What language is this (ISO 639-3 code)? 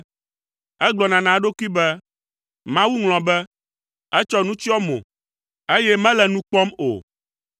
ewe